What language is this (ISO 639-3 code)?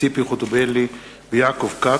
heb